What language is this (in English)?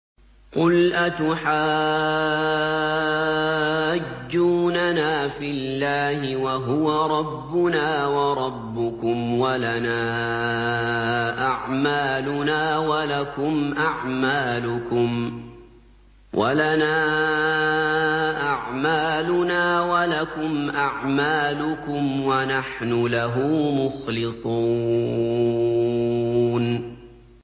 Arabic